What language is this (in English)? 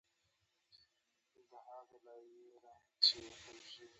Pashto